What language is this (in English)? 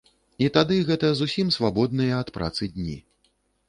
Belarusian